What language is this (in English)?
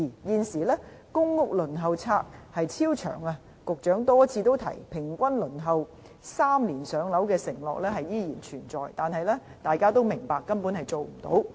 Cantonese